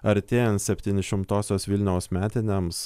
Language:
Lithuanian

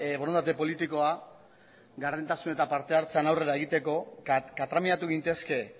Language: Basque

